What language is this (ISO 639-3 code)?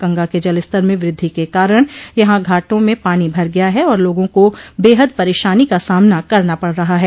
hin